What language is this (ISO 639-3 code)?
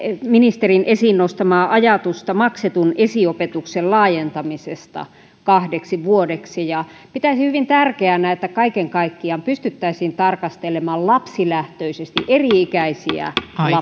fin